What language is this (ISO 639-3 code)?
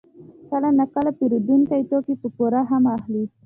pus